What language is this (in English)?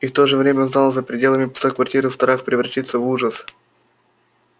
Russian